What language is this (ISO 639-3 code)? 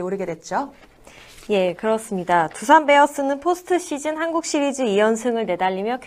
kor